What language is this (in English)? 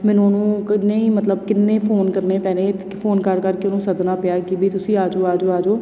Punjabi